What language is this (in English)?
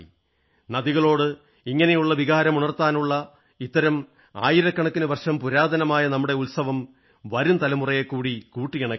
Malayalam